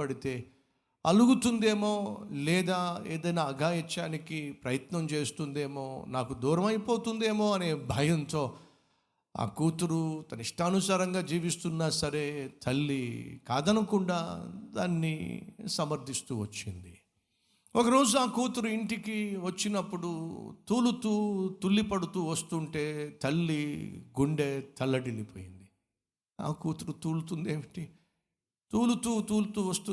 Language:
Telugu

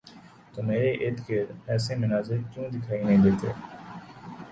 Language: Urdu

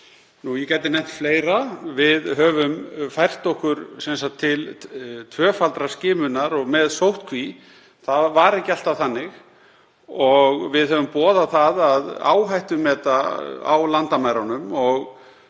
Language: Icelandic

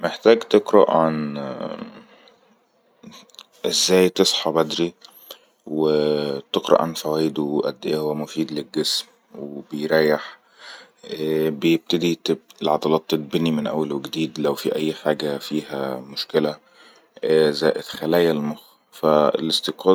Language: Egyptian Arabic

